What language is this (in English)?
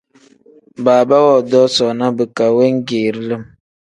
Tem